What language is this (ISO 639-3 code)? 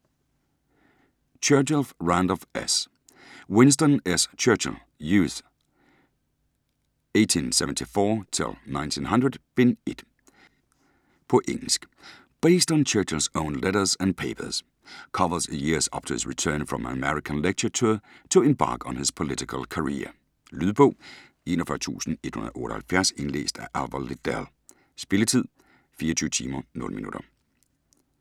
dan